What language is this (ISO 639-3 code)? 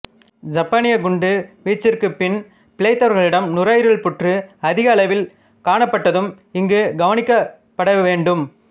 tam